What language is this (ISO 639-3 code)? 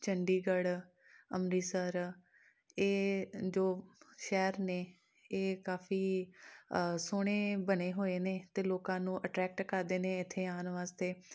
pan